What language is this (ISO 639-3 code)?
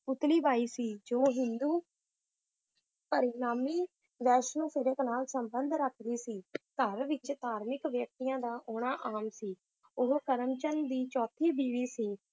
pan